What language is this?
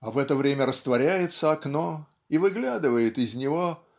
Russian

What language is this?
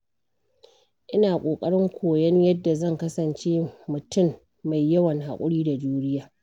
Hausa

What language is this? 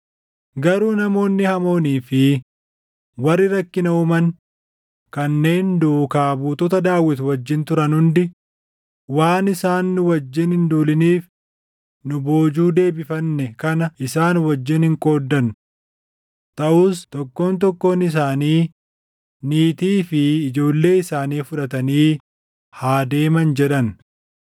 Oromo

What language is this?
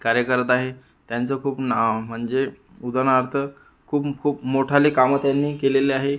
Marathi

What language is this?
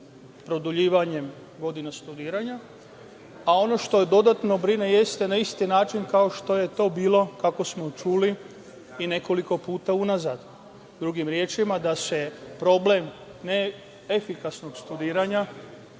Serbian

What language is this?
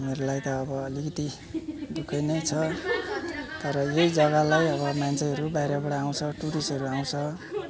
Nepali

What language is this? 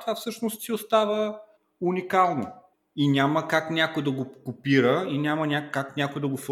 Bulgarian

